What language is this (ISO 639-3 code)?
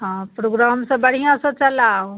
mai